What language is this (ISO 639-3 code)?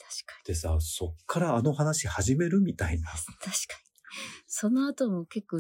jpn